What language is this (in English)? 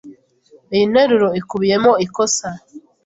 Kinyarwanda